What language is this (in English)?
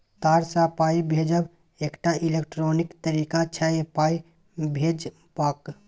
Maithili